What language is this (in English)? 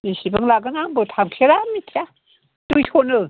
Bodo